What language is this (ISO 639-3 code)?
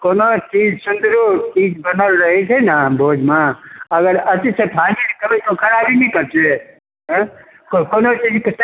mai